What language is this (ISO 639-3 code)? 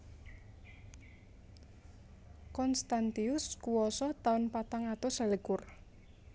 jav